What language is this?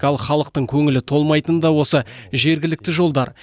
Kazakh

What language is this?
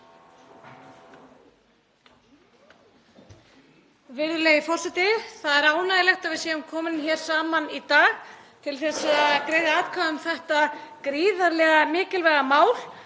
Icelandic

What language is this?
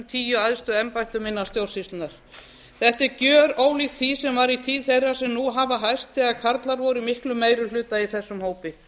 Icelandic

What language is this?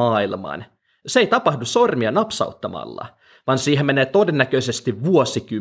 Finnish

